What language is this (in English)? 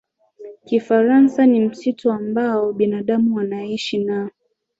Swahili